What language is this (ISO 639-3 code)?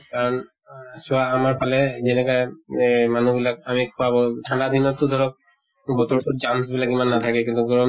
asm